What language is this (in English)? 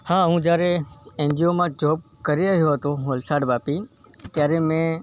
Gujarati